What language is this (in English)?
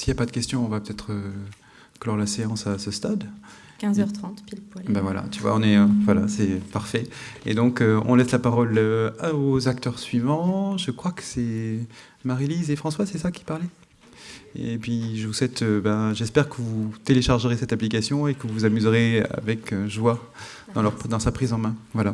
French